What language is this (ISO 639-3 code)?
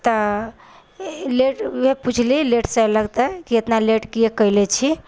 mai